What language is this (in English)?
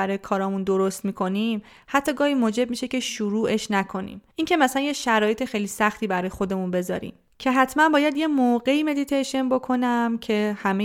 Persian